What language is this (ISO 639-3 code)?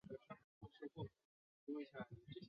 zho